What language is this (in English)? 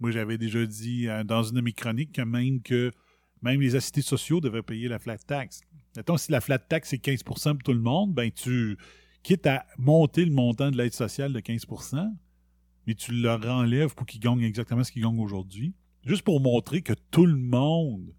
French